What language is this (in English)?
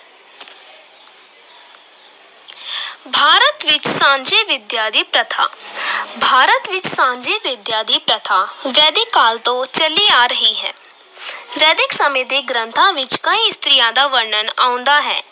Punjabi